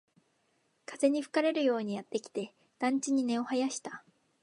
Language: Japanese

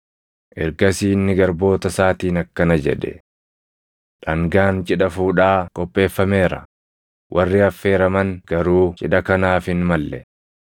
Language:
Oromo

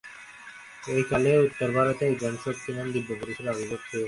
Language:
Bangla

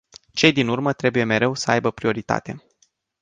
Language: Romanian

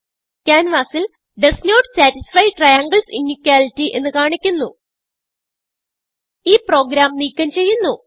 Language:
Malayalam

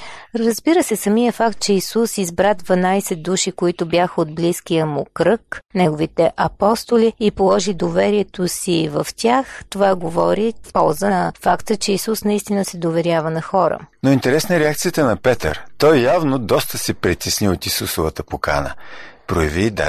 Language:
Bulgarian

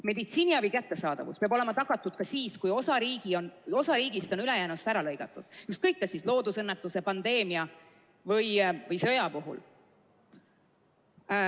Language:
Estonian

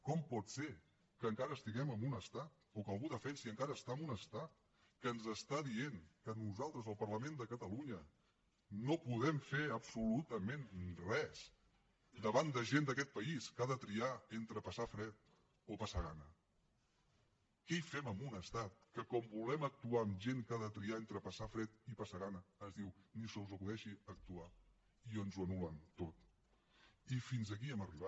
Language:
Catalan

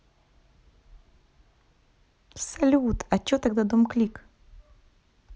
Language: Russian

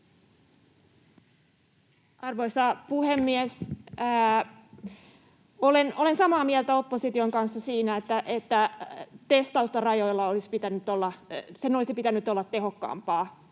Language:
Finnish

